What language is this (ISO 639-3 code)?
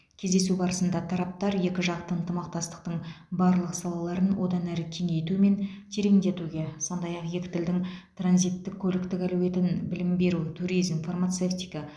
kaz